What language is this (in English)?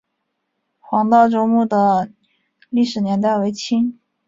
Chinese